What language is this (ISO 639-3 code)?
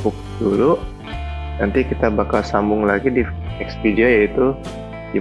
ind